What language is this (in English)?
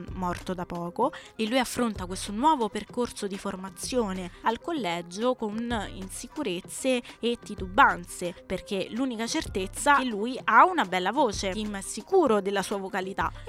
Italian